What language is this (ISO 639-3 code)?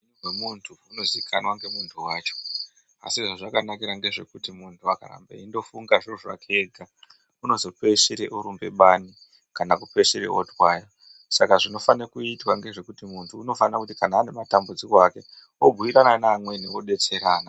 ndc